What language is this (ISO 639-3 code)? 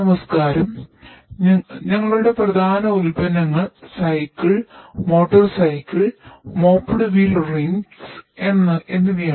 mal